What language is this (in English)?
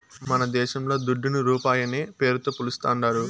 Telugu